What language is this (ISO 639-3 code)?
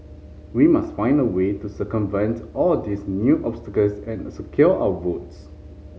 eng